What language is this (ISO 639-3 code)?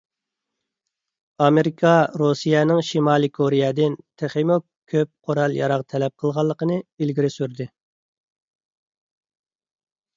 uig